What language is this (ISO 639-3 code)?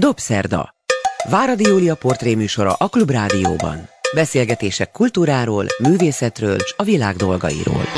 hun